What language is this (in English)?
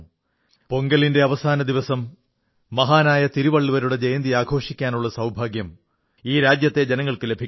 Malayalam